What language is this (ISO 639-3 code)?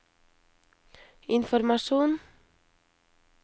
nor